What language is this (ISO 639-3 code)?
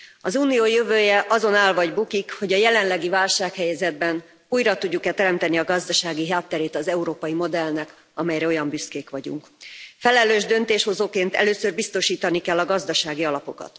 hun